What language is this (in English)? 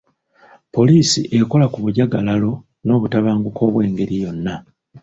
Ganda